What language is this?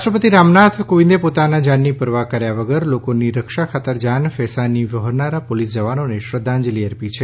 Gujarati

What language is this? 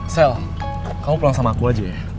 Indonesian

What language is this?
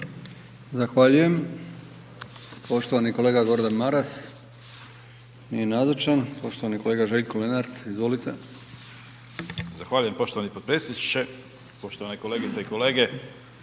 Croatian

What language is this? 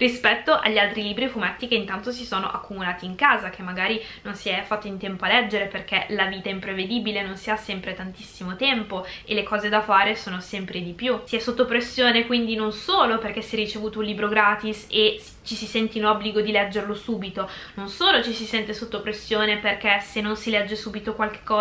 Italian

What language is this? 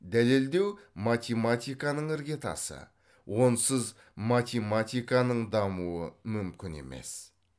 Kazakh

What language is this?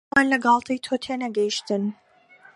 Central Kurdish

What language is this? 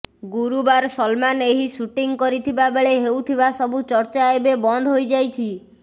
Odia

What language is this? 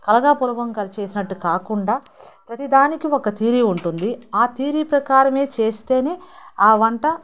Telugu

